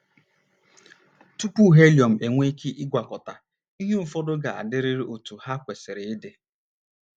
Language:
Igbo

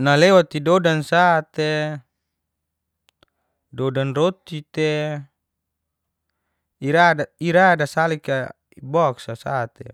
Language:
Geser-Gorom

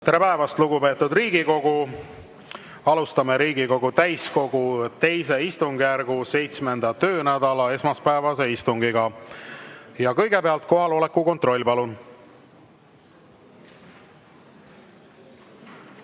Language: Estonian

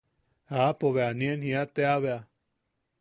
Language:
Yaqui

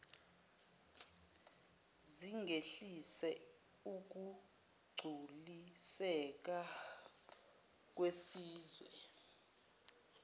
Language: Zulu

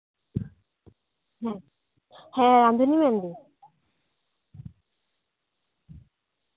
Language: Santali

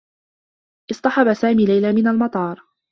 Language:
Arabic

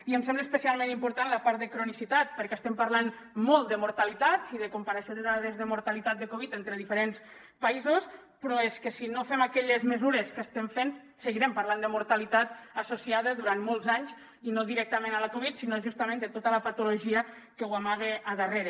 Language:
Catalan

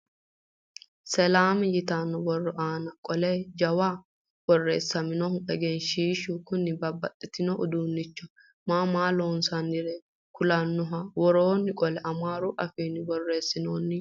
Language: Sidamo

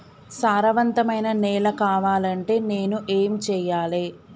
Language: Telugu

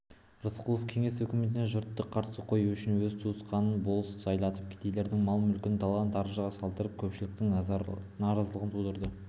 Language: Kazakh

